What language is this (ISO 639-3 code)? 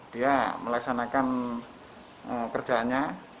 ind